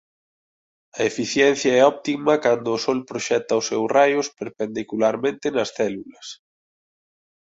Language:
Galician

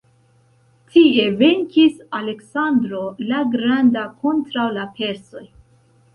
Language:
Esperanto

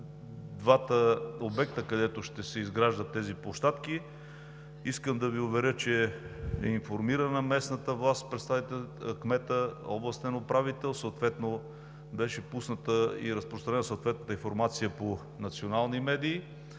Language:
Bulgarian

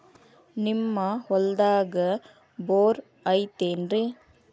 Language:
Kannada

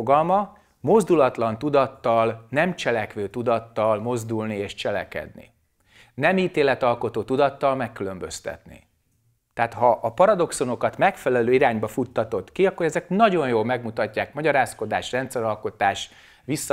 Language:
Hungarian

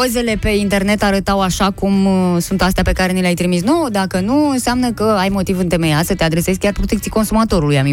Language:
Romanian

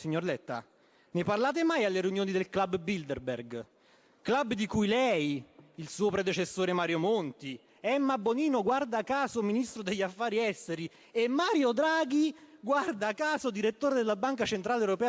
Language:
Italian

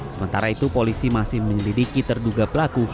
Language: Indonesian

